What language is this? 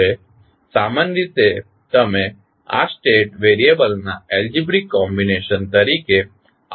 Gujarati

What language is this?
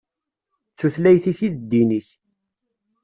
Kabyle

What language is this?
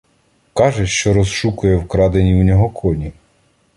Ukrainian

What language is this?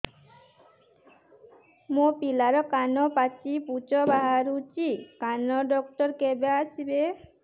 Odia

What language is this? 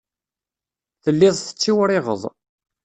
Kabyle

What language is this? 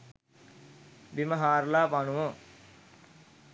Sinhala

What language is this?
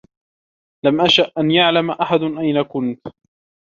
Arabic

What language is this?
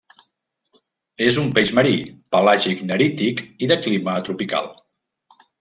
Catalan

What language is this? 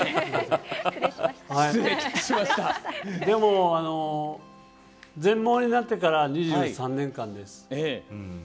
Japanese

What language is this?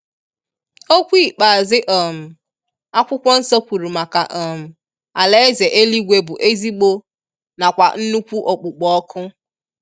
Igbo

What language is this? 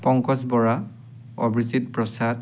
Assamese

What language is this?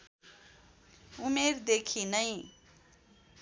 Nepali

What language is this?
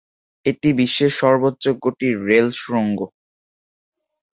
Bangla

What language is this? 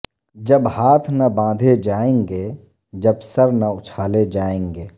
Urdu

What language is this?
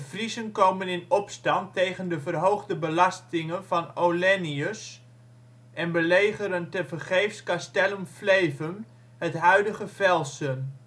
Dutch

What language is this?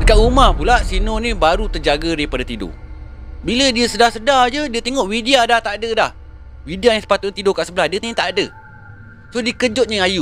Malay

